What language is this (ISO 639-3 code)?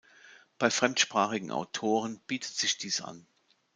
deu